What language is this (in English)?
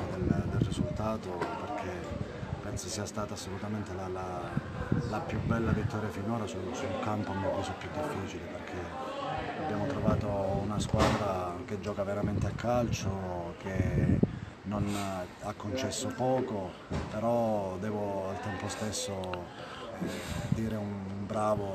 Italian